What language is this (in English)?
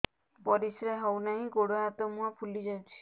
Odia